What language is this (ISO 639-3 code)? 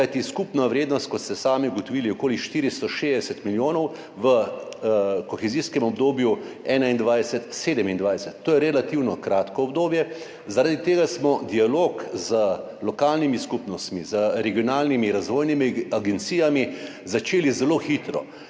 slv